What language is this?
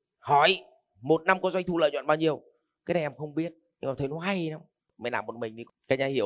Vietnamese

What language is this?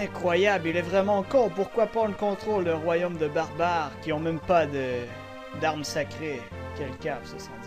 French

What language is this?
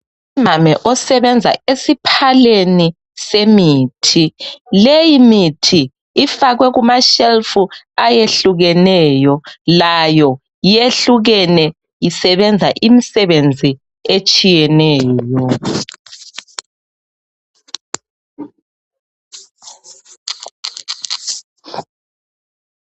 North Ndebele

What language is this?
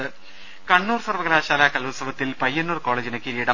Malayalam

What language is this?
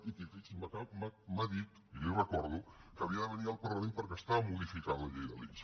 Catalan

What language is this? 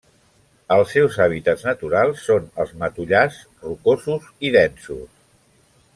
Catalan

